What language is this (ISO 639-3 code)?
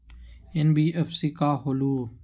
mag